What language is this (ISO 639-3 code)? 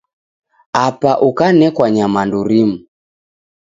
dav